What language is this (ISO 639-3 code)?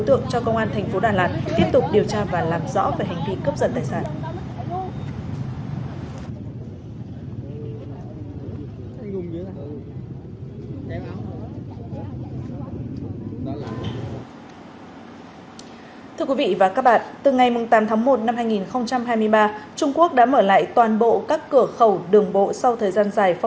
vie